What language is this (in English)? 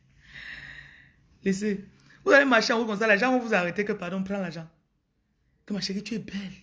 French